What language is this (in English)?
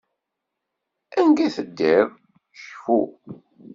Kabyle